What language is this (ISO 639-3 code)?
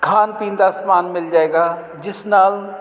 pan